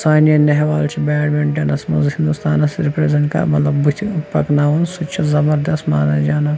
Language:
Kashmiri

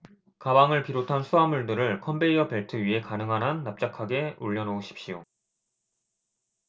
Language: Korean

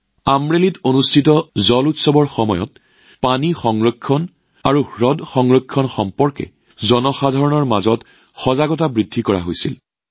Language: Assamese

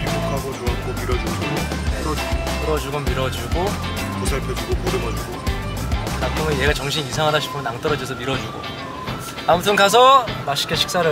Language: Korean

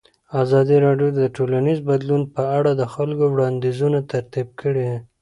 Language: Pashto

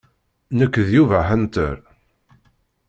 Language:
Kabyle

